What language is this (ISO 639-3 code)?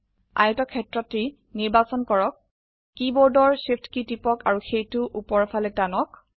asm